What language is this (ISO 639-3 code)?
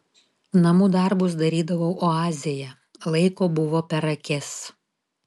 lit